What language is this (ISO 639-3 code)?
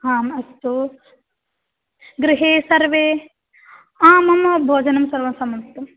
san